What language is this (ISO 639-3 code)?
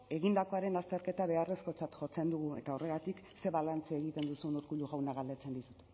eus